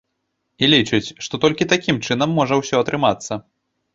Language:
Belarusian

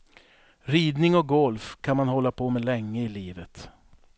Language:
Swedish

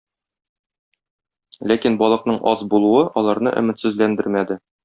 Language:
Tatar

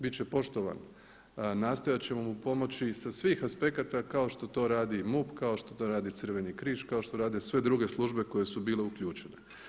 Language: Croatian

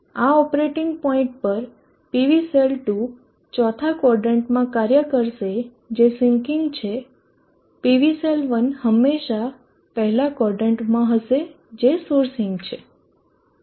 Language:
Gujarati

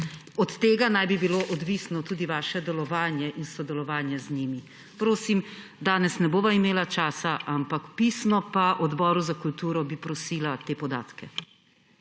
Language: Slovenian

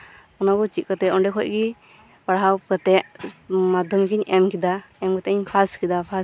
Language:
Santali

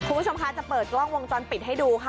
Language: Thai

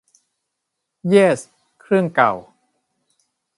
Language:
Thai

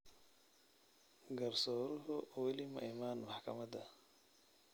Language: Somali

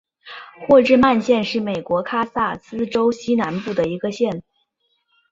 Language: Chinese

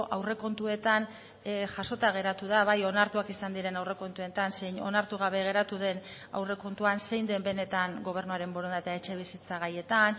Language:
Basque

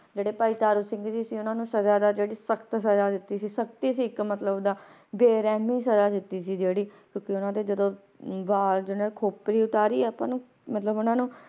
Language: Punjabi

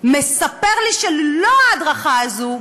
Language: Hebrew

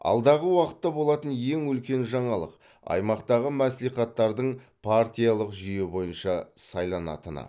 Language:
Kazakh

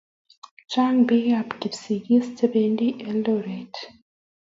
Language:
Kalenjin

